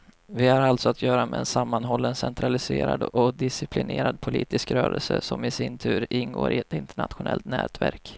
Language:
Swedish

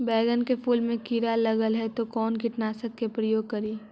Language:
Magahi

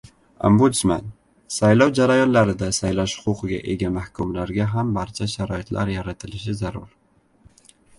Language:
Uzbek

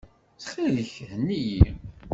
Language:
Kabyle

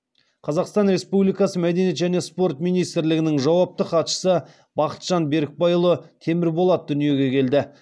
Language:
Kazakh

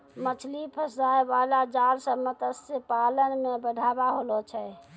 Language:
Maithili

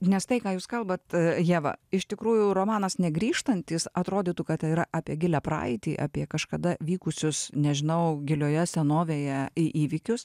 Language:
Lithuanian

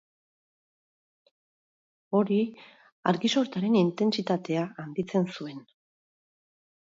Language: Basque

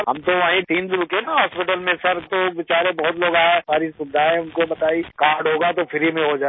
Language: Hindi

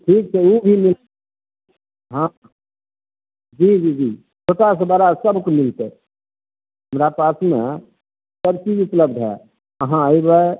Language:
Maithili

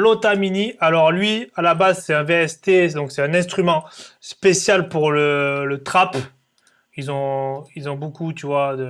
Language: French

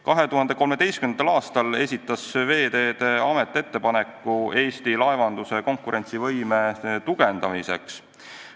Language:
Estonian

